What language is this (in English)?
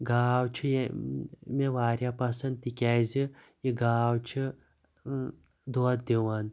Kashmiri